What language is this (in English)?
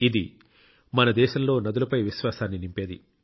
Telugu